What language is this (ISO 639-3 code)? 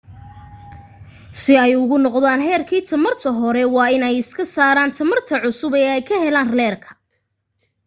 som